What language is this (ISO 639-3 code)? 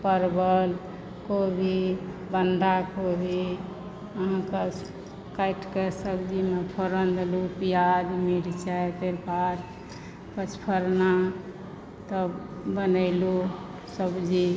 mai